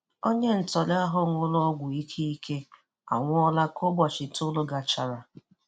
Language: Igbo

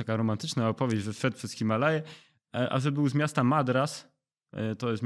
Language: Polish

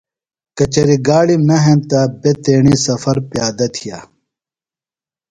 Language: Phalura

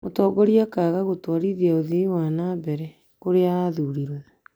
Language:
Kikuyu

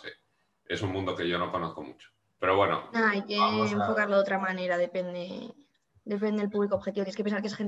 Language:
Spanish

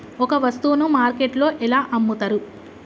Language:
Telugu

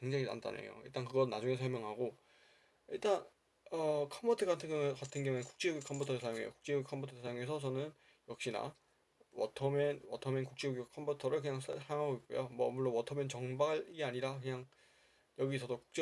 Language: Korean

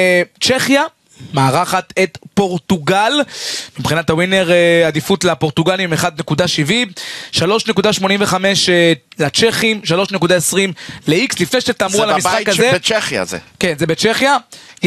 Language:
Hebrew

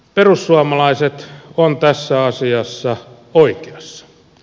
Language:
Finnish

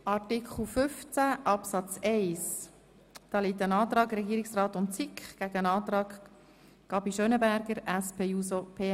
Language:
Swiss German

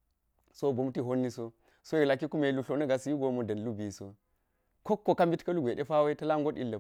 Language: Geji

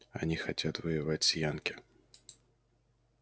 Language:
Russian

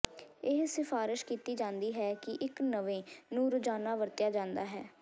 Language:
Punjabi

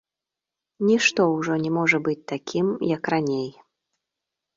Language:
Belarusian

